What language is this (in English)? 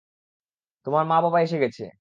Bangla